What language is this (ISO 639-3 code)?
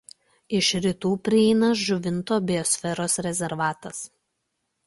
lit